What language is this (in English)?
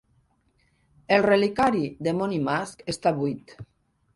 Catalan